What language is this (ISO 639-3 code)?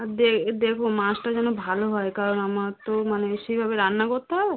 ben